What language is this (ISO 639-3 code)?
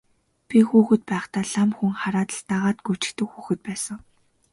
mon